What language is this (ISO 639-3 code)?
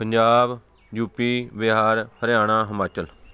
pan